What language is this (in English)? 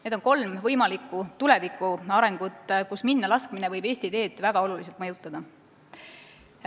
Estonian